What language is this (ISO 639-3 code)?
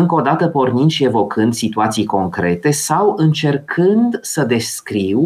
ron